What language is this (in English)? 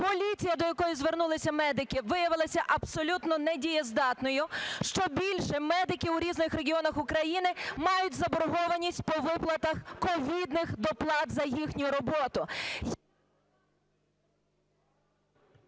Ukrainian